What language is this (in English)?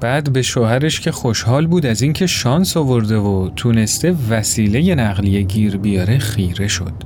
Persian